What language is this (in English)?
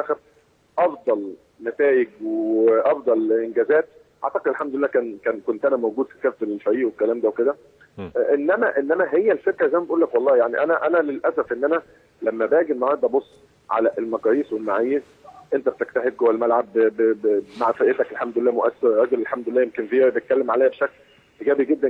Arabic